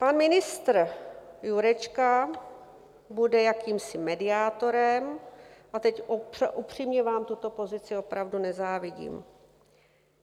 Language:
Czech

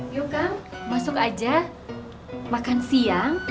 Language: Indonesian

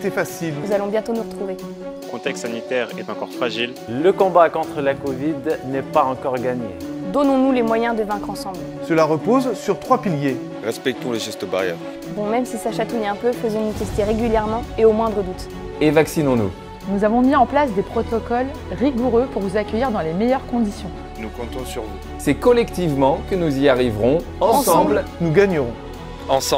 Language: French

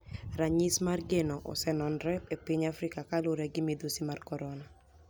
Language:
Luo (Kenya and Tanzania)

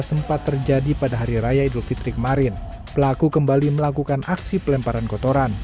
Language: Indonesian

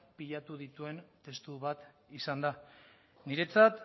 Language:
Basque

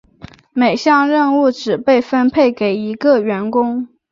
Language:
Chinese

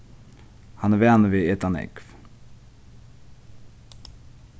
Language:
Faroese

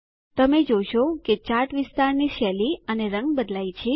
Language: Gujarati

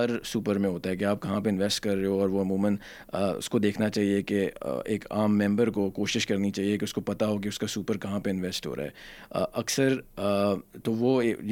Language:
Urdu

